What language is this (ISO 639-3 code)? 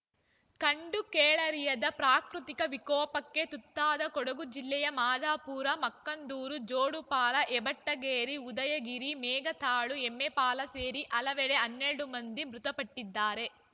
kan